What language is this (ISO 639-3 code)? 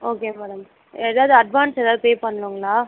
tam